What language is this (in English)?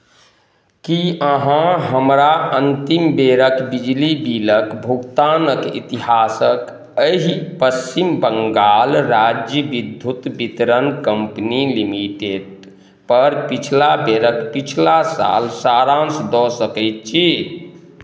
Maithili